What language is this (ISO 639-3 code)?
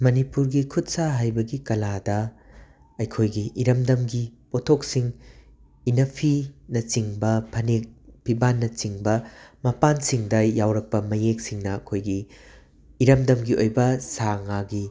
mni